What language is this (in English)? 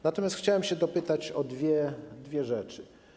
Polish